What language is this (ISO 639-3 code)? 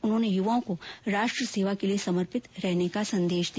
hin